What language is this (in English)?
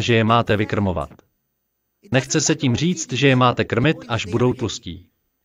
Czech